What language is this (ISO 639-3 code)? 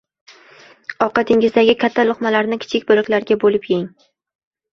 uzb